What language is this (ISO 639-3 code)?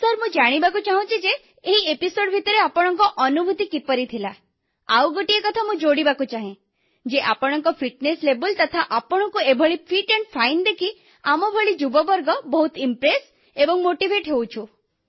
ori